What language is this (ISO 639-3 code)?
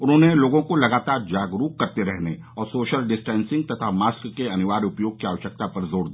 hin